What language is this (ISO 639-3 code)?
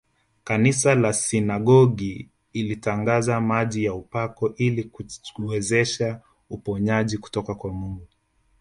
swa